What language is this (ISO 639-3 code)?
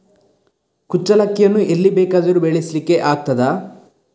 kan